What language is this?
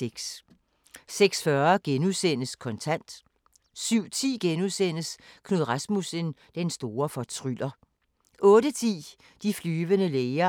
Danish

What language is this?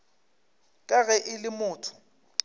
Northern Sotho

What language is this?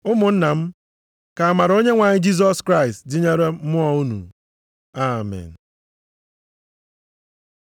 Igbo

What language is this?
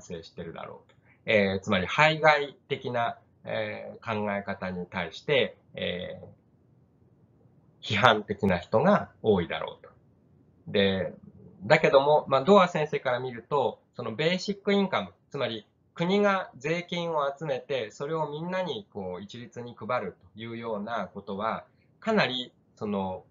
Japanese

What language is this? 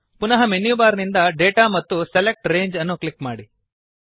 Kannada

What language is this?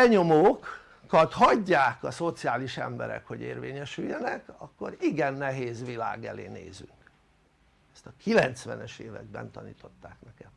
Hungarian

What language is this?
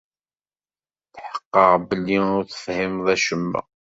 Kabyle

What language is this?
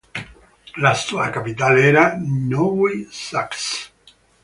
Italian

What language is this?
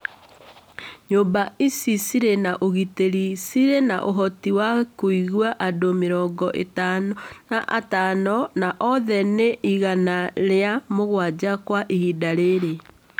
Kikuyu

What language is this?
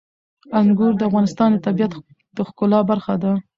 Pashto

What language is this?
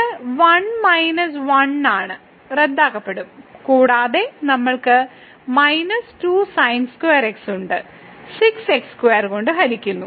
Malayalam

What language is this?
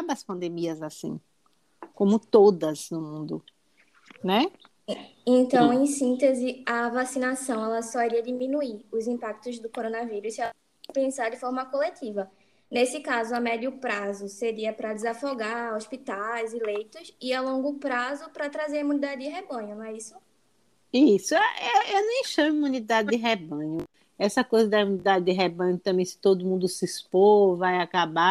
Portuguese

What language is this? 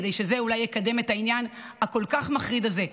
Hebrew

